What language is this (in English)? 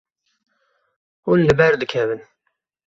Kurdish